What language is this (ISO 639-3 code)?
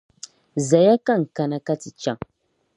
dag